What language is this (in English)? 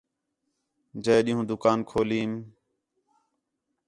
Khetrani